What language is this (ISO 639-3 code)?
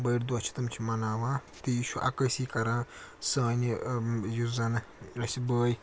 kas